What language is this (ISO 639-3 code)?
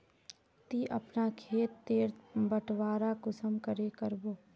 mag